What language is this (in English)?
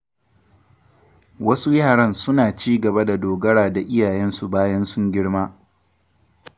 Hausa